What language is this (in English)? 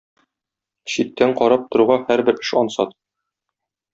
Tatar